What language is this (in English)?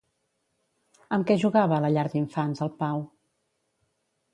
Catalan